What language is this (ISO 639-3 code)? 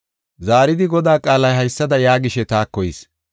gof